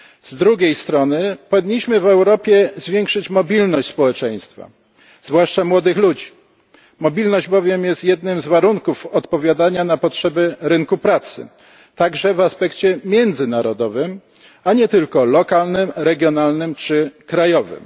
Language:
Polish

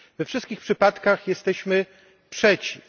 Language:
Polish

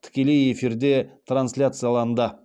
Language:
Kazakh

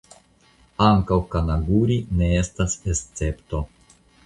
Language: Esperanto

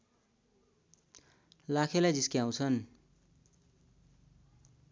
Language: Nepali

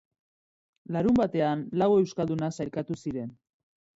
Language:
Basque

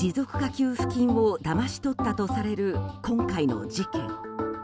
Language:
Japanese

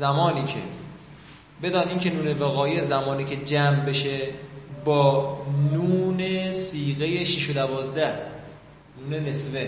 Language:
Persian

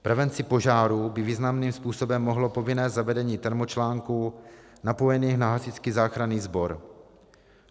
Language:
Czech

